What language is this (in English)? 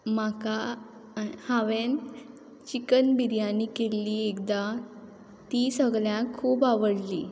Konkani